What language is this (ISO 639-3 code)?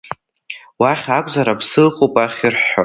abk